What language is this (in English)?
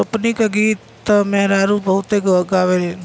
Bhojpuri